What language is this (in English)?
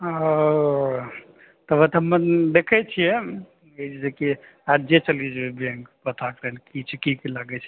Maithili